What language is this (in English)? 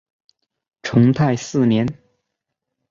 Chinese